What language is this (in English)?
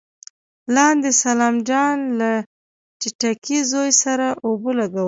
Pashto